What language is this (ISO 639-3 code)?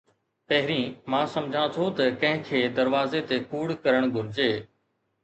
snd